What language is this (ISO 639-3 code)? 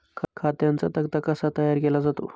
mar